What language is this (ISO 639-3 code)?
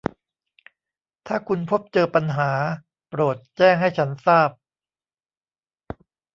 tha